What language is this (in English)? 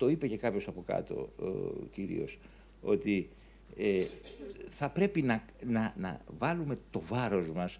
Greek